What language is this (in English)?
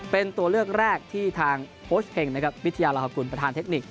Thai